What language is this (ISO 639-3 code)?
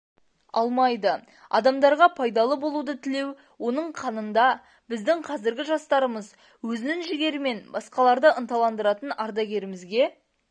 kaz